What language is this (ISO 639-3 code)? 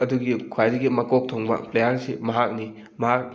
mni